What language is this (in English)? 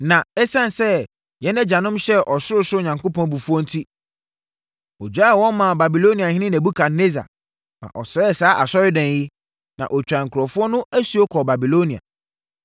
Akan